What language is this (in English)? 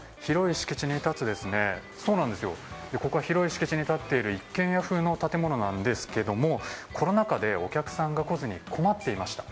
Japanese